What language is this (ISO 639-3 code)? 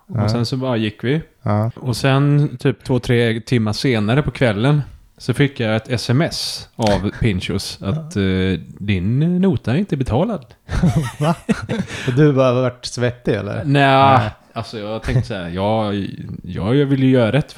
swe